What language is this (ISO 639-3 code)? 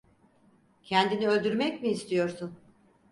tur